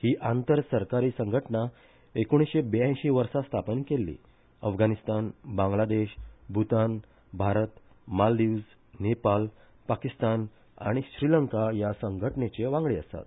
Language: Konkani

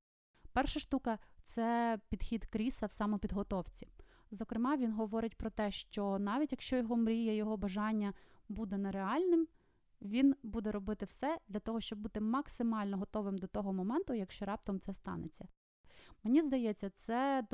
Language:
Ukrainian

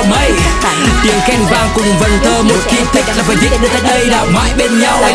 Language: Vietnamese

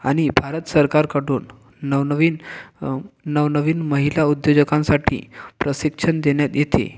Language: Marathi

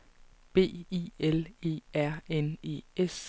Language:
Danish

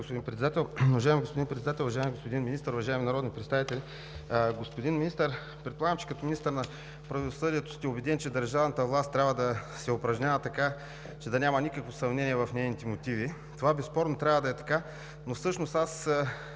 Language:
Bulgarian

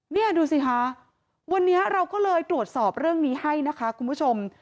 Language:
Thai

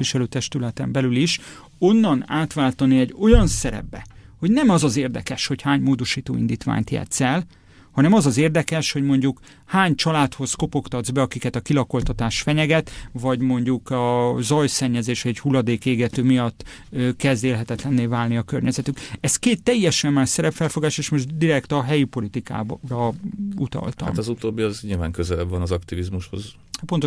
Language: Hungarian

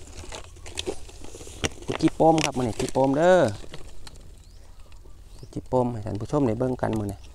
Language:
Thai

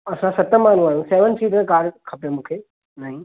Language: Sindhi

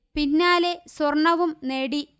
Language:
Malayalam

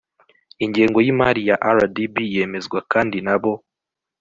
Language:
Kinyarwanda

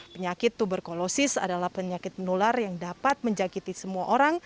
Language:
Indonesian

